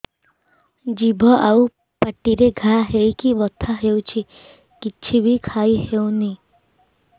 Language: Odia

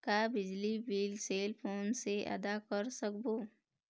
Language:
Chhattisgarhi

